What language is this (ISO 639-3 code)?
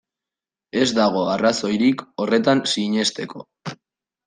eus